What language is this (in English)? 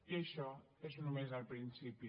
Catalan